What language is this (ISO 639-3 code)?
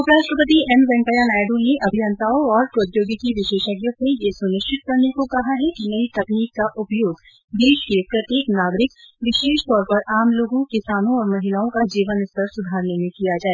hin